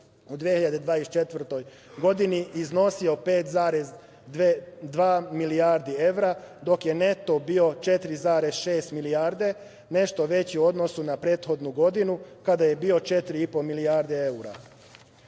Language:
Serbian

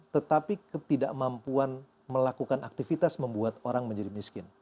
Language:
Indonesian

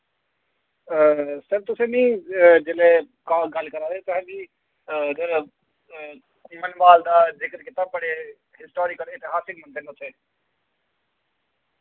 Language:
Dogri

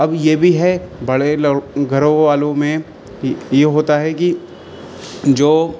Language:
Urdu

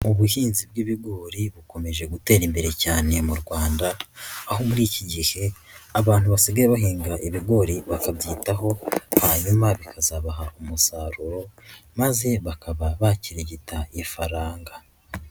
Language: Kinyarwanda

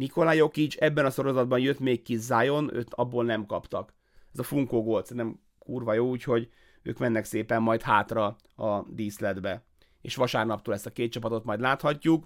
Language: Hungarian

